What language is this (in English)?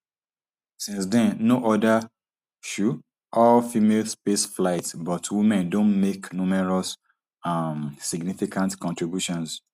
Nigerian Pidgin